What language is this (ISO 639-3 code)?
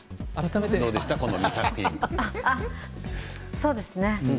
jpn